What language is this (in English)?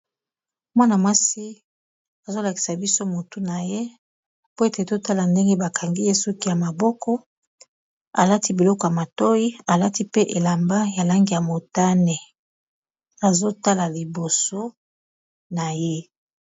Lingala